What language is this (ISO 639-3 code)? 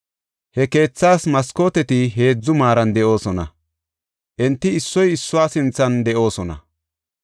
gof